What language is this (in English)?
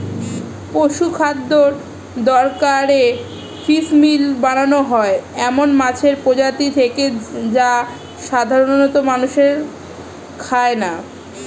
Bangla